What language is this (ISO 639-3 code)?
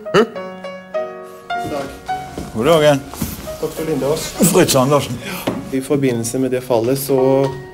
nor